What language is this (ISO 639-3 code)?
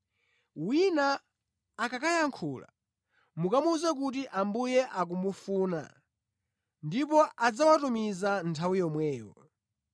nya